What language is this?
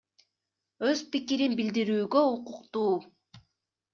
Kyrgyz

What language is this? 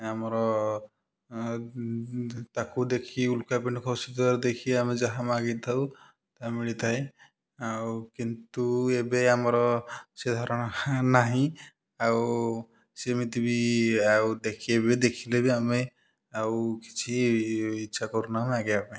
Odia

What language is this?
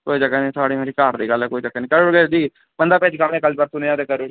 Dogri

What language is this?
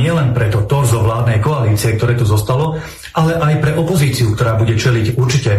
Slovak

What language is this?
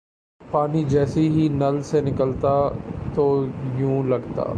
Urdu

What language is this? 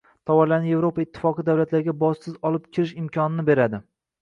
Uzbek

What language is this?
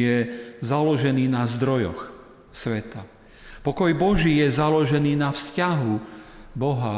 Slovak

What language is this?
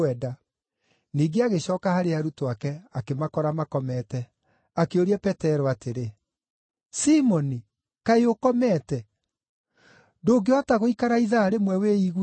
Kikuyu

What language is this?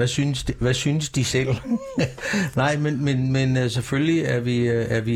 Danish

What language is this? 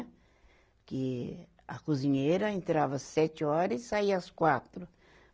Portuguese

